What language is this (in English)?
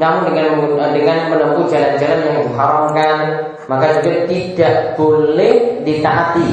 Indonesian